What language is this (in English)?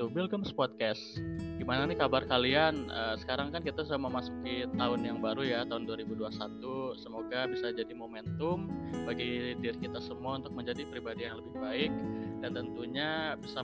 Indonesian